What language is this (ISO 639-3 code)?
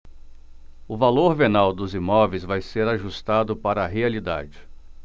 por